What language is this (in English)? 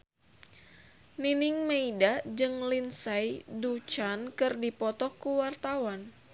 Sundanese